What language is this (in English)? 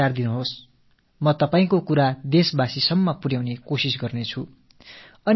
Tamil